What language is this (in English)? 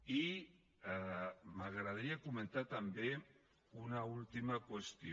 Catalan